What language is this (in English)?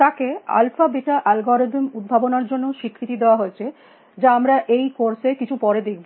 Bangla